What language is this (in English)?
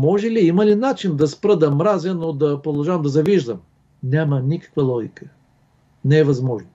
Bulgarian